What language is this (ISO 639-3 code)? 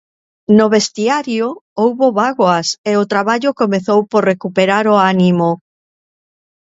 glg